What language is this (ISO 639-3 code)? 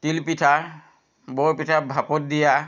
asm